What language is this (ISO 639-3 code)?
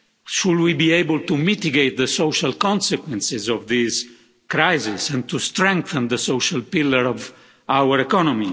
eng